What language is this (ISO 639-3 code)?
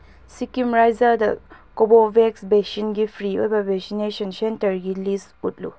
mni